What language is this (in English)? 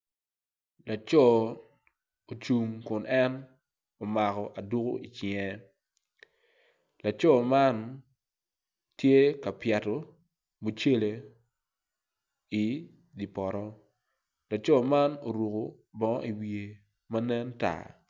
Acoli